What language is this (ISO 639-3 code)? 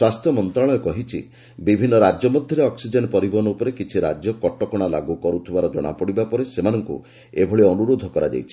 ori